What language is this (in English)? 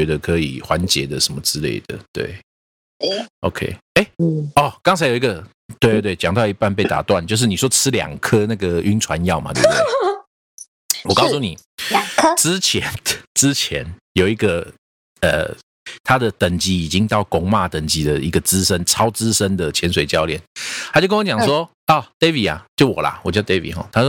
Chinese